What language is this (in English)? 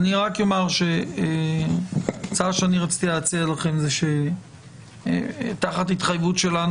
Hebrew